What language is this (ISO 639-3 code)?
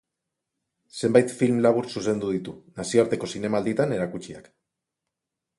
eus